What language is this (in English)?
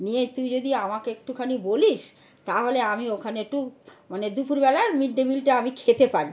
Bangla